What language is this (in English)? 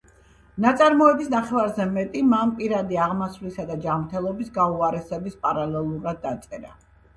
Georgian